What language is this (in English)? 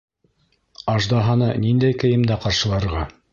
Bashkir